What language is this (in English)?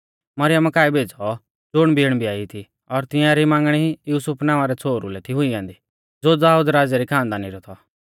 Mahasu Pahari